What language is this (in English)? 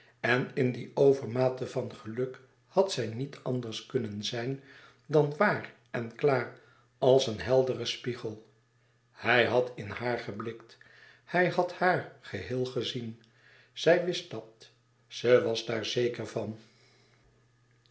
Dutch